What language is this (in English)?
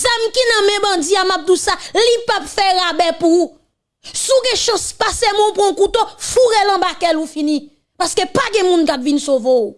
French